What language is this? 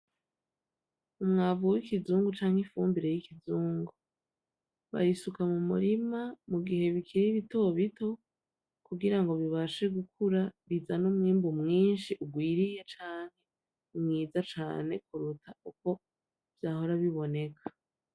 Rundi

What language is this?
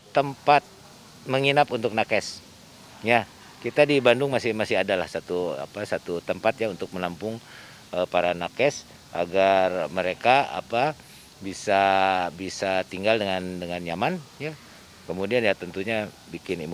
Indonesian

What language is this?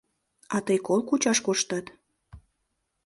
Mari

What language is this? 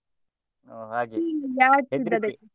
Kannada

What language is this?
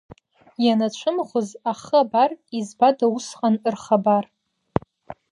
Abkhazian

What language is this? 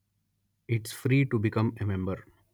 Telugu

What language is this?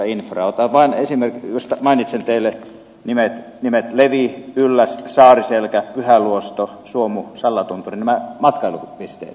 Finnish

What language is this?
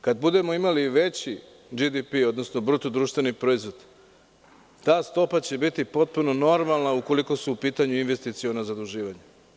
Serbian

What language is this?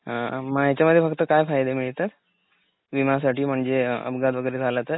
Marathi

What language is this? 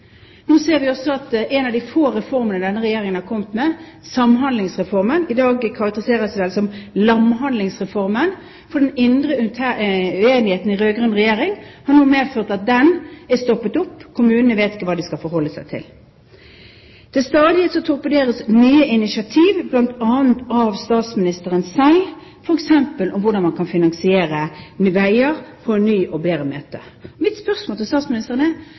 Norwegian Bokmål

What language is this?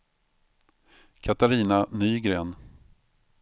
Swedish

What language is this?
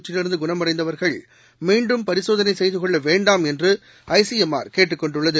Tamil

